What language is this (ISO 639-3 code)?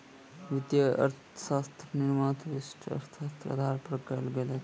mai